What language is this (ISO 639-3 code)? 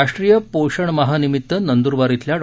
mar